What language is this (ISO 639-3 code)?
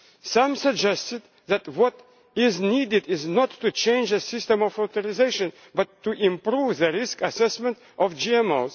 eng